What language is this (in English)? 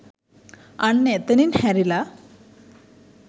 Sinhala